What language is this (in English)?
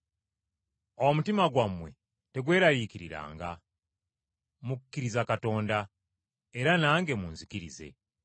Ganda